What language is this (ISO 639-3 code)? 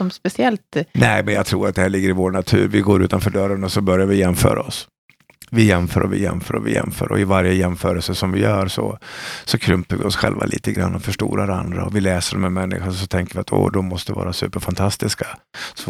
swe